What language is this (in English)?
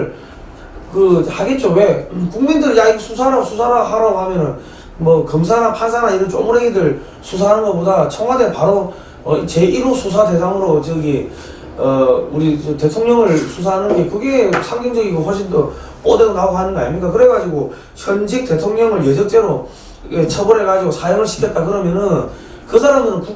Korean